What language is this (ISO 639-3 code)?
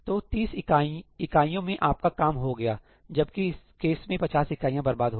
hin